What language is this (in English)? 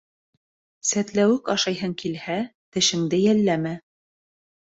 Bashkir